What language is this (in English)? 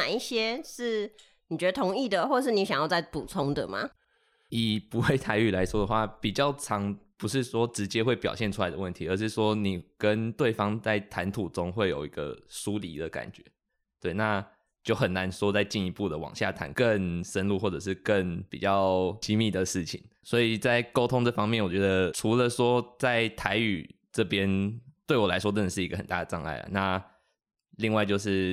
Chinese